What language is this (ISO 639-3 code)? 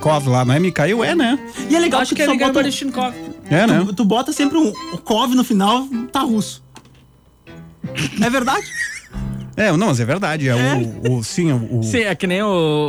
por